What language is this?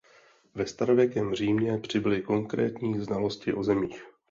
Czech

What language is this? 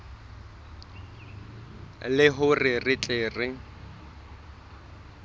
Southern Sotho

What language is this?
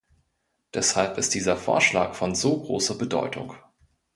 German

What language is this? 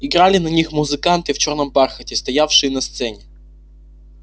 Russian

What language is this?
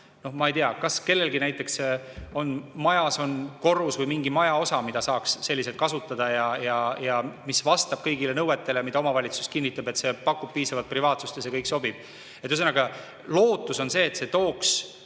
Estonian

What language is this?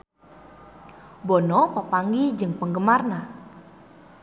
Sundanese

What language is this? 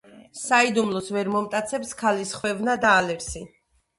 Georgian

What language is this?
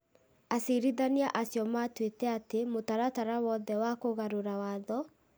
Kikuyu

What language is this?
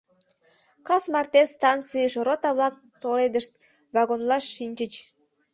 Mari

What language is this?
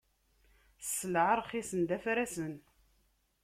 Kabyle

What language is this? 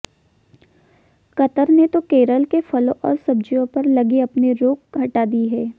Hindi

